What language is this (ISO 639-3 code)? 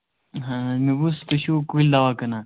kas